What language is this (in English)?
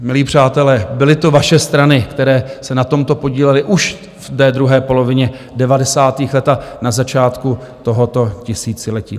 Czech